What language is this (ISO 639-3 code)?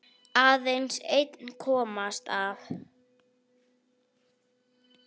isl